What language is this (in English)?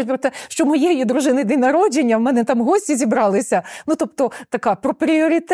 Ukrainian